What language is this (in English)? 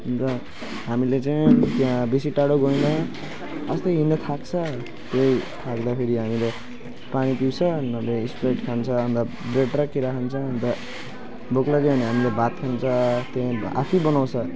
Nepali